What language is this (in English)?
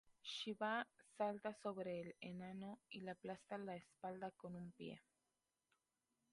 Spanish